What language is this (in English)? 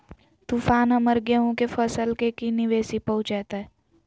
Magahi